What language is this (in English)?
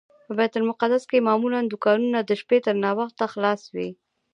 Pashto